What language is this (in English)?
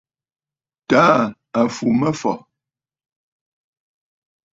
Bafut